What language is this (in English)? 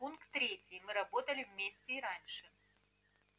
Russian